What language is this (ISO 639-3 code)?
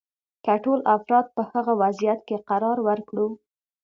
pus